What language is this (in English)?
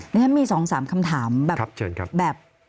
Thai